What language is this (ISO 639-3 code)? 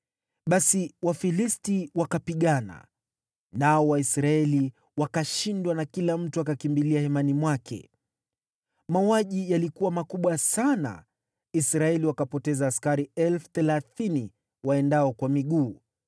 swa